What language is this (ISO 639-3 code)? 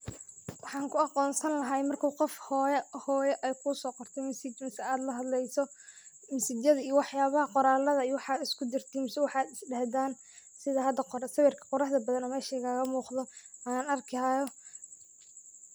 som